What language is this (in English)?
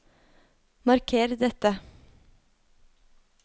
Norwegian